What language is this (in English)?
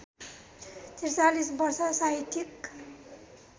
Nepali